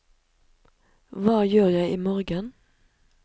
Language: Norwegian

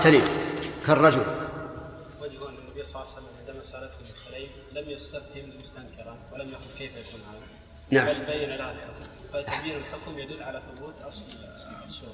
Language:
Arabic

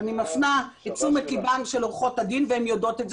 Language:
Hebrew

